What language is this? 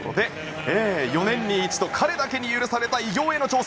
Japanese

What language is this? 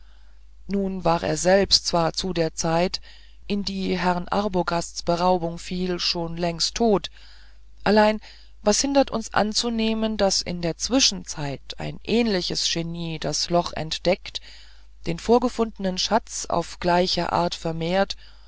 German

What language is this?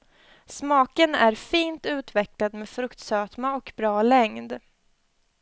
Swedish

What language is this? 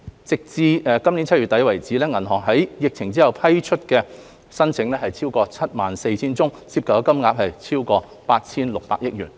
Cantonese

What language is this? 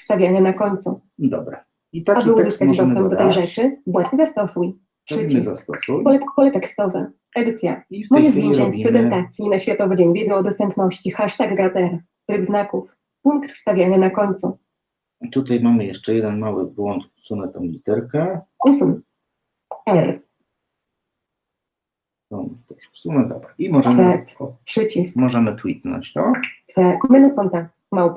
Polish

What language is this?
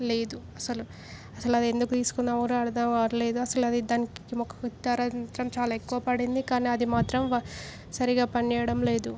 Telugu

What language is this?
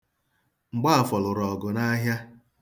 Igbo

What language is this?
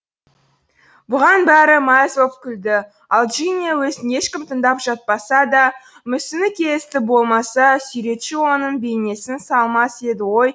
Kazakh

